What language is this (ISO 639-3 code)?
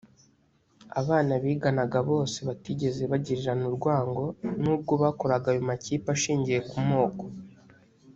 kin